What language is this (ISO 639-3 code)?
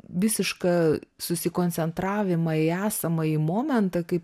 lit